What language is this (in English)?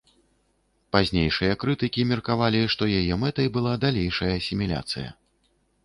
Belarusian